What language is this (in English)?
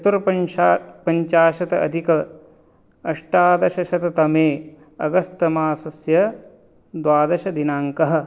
Sanskrit